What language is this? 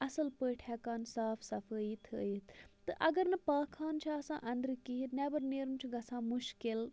Kashmiri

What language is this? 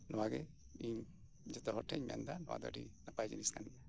Santali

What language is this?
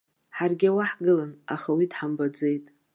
Abkhazian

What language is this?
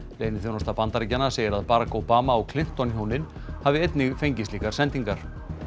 Icelandic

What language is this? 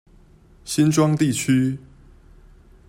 Chinese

